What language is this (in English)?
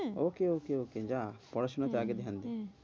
Bangla